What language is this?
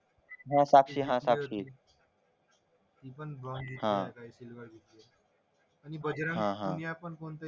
Marathi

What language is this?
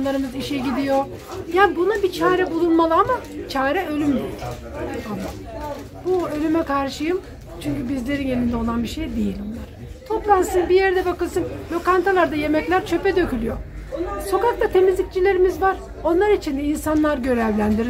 Turkish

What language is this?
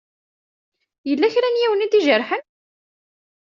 Kabyle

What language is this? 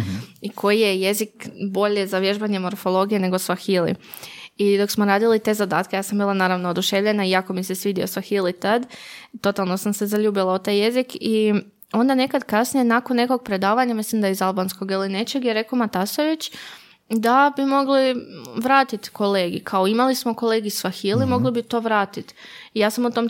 Croatian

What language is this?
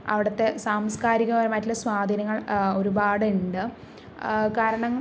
Malayalam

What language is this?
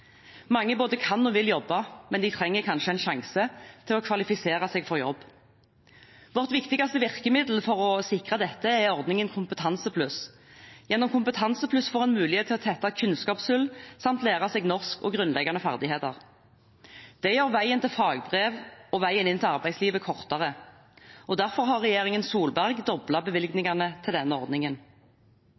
Norwegian Bokmål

